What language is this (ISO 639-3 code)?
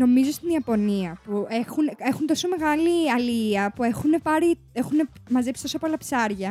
ell